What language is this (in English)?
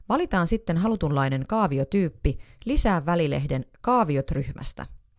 Finnish